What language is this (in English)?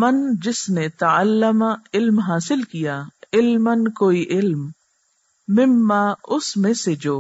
Urdu